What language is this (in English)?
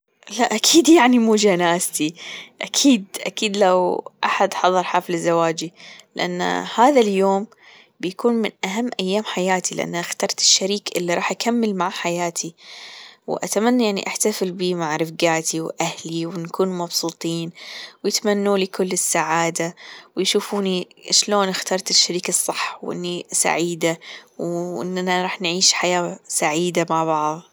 Gulf Arabic